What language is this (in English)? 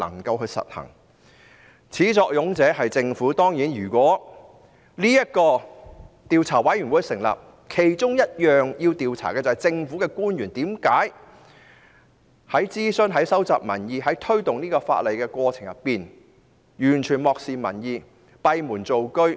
Cantonese